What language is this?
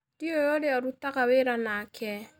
Kikuyu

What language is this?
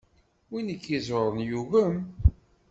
Kabyle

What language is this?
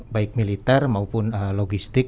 Indonesian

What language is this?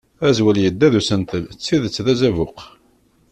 Kabyle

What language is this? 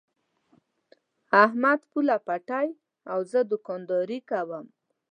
Pashto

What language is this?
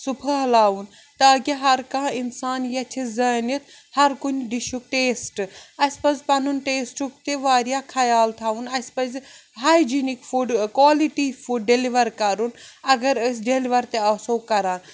Kashmiri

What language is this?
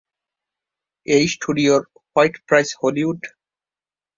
Bangla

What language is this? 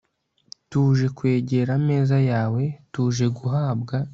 Kinyarwanda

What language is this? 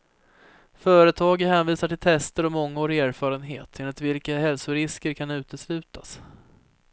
Swedish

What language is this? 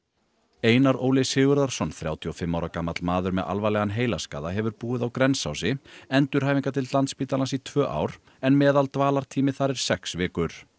Icelandic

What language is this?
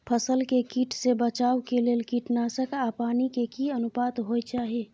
Maithili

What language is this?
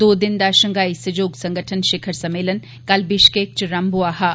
Dogri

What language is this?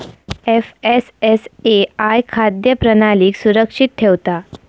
Marathi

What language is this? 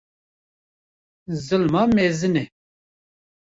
Kurdish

